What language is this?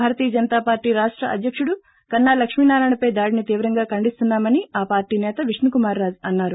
Telugu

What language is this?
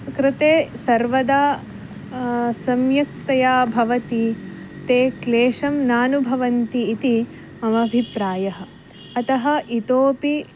Sanskrit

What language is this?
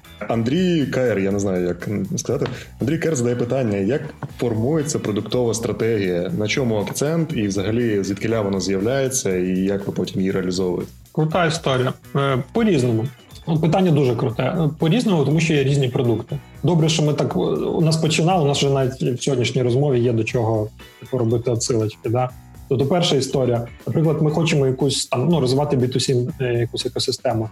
Ukrainian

